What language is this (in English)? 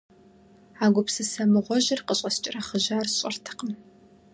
Kabardian